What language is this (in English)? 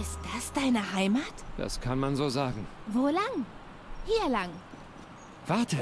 German